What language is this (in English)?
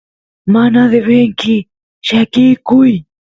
Santiago del Estero Quichua